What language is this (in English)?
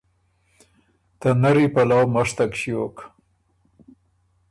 Ormuri